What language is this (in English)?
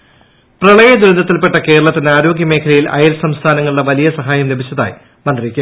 Malayalam